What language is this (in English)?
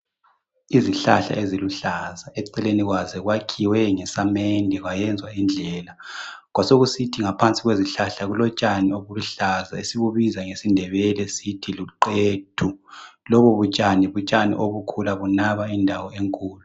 North Ndebele